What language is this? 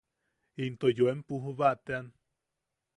Yaqui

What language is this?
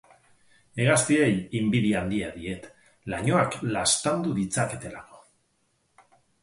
Basque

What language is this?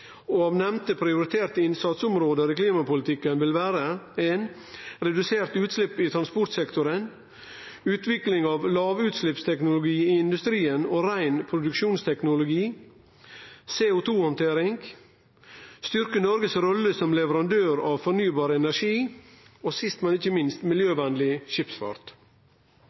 Norwegian Nynorsk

